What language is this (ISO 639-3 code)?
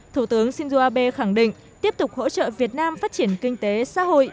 vie